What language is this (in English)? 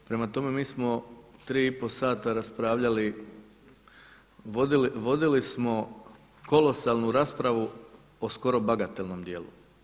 Croatian